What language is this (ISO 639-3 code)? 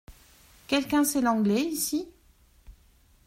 fra